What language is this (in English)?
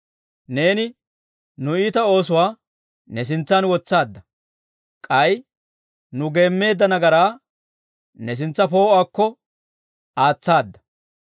Dawro